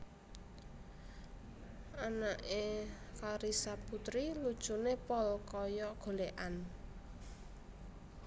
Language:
Javanese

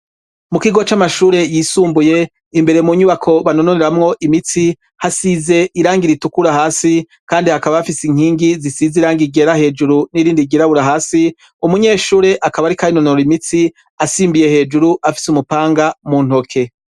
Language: Rundi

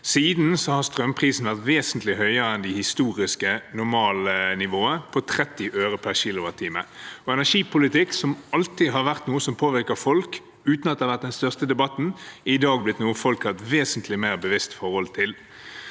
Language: Norwegian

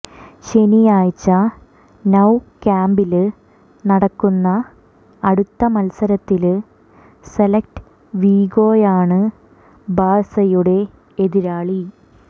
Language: Malayalam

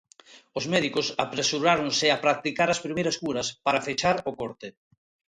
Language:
Galician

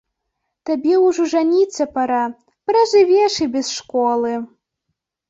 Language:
Belarusian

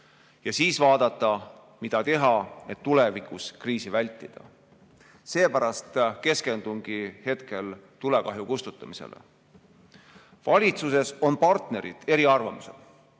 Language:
Estonian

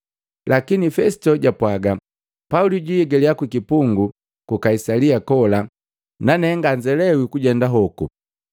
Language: Matengo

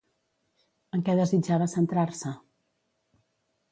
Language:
Catalan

